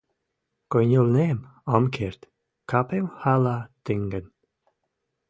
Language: Western Mari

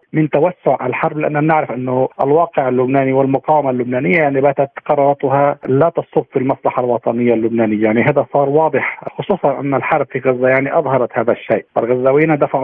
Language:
Arabic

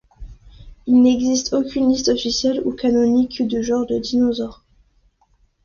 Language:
French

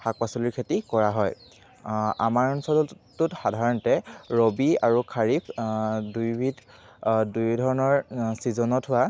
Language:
Assamese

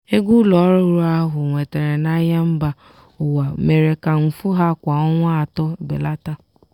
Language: Igbo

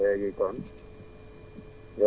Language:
Wolof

